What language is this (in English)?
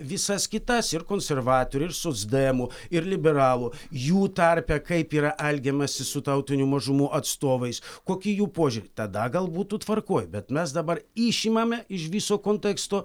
Lithuanian